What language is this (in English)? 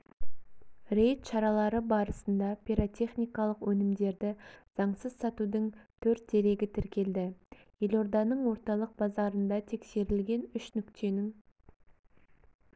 Kazakh